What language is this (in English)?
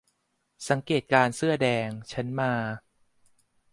Thai